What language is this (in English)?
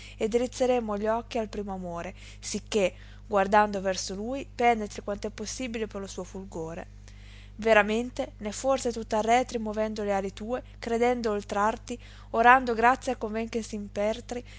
Italian